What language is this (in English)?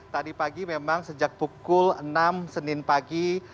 Indonesian